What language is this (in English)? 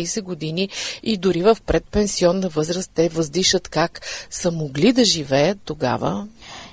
Bulgarian